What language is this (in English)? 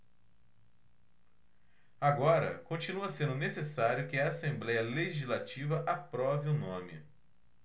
Portuguese